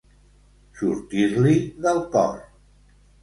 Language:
Catalan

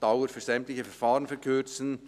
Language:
Swiss German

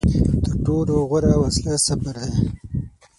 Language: Pashto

